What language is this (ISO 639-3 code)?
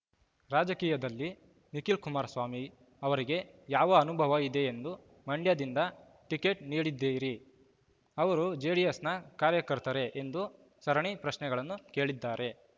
kan